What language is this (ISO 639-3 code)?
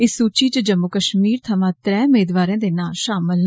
doi